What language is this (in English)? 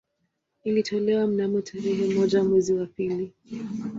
Swahili